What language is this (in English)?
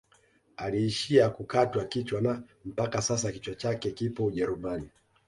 Swahili